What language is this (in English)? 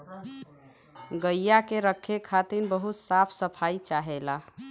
Bhojpuri